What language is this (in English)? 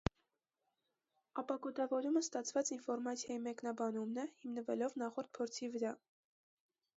Armenian